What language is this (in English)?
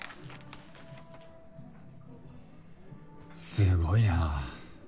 Japanese